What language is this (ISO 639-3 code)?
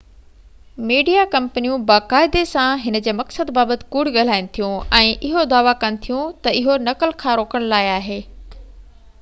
snd